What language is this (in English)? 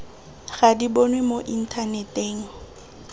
Tswana